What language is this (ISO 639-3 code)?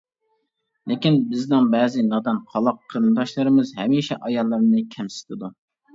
uig